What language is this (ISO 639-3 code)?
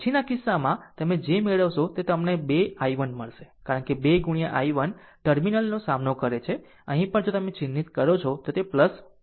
guj